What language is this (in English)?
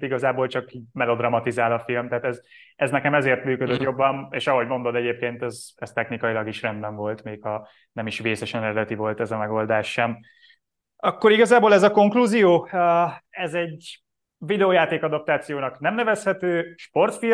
Hungarian